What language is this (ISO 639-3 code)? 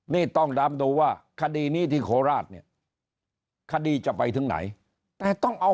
tha